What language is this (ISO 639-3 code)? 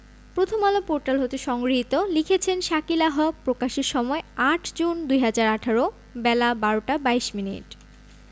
ben